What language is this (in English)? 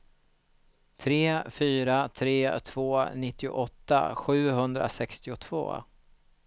Swedish